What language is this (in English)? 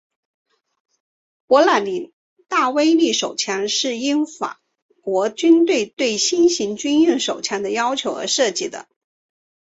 Chinese